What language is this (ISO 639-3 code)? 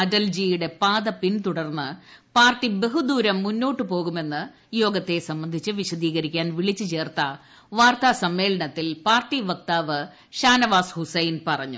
mal